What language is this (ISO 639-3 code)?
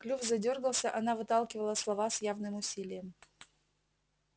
rus